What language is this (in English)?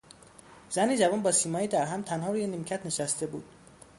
Persian